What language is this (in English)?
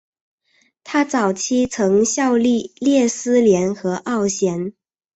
Chinese